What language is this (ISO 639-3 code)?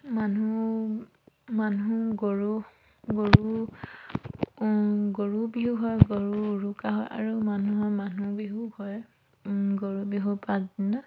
asm